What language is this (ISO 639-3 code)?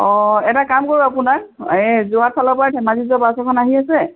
asm